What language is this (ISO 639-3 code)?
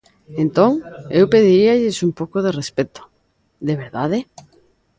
glg